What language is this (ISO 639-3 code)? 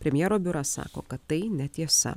lit